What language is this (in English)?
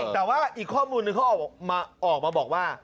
Thai